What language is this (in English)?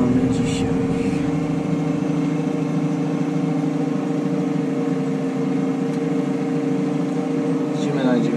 Polish